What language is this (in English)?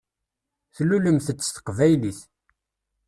Kabyle